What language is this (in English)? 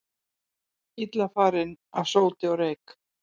Icelandic